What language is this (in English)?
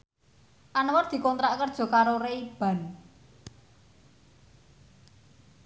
Javanese